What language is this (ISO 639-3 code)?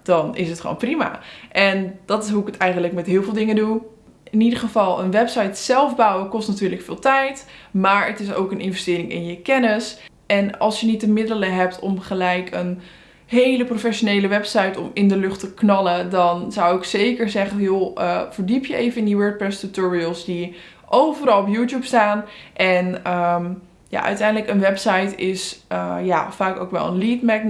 nld